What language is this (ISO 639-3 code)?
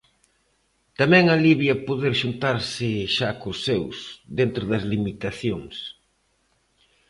glg